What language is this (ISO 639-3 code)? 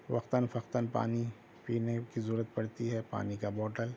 urd